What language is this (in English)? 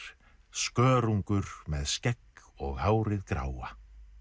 Icelandic